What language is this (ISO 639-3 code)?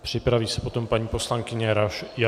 ces